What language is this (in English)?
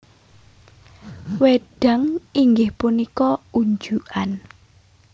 Javanese